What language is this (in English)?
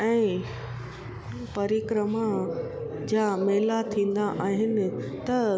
Sindhi